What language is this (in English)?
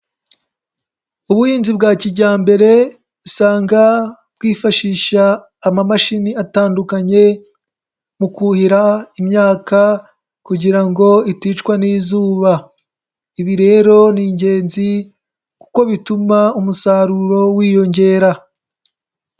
Kinyarwanda